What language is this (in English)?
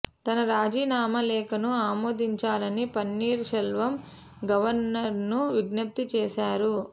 Telugu